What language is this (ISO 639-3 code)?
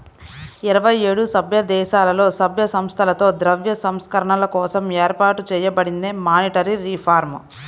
tel